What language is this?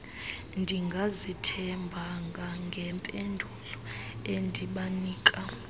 Xhosa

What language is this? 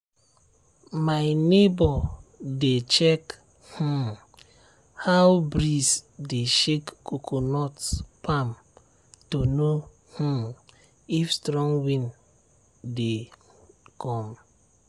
Nigerian Pidgin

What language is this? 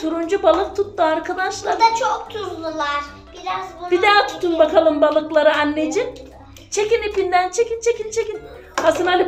Turkish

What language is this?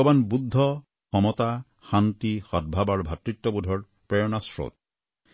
Assamese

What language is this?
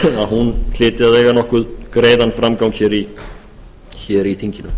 Icelandic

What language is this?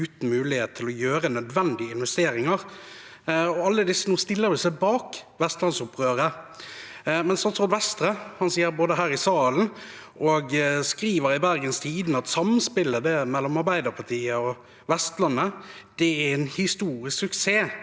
Norwegian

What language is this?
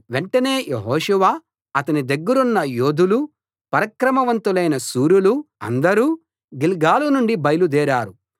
Telugu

